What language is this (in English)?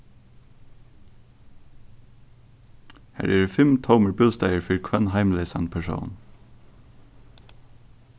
Faroese